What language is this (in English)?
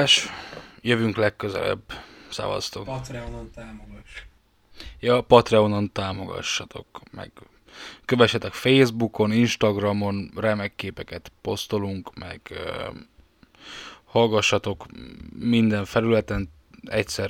Hungarian